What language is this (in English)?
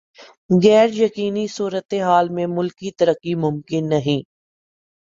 Urdu